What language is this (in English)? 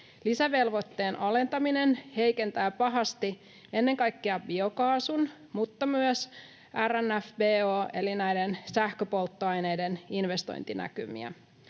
Finnish